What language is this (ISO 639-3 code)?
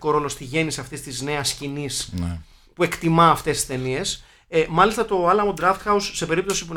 ell